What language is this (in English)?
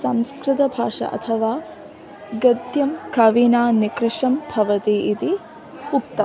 Sanskrit